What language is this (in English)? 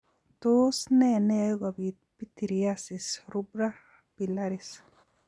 Kalenjin